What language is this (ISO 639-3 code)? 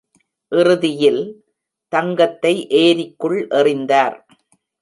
tam